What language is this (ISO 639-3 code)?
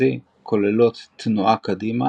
heb